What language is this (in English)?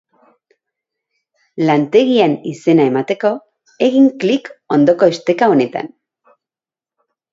Basque